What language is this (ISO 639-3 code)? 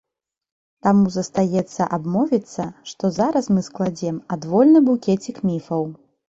bel